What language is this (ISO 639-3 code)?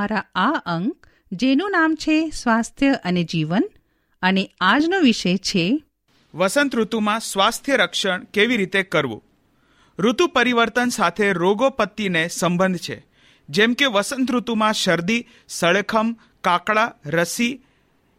hin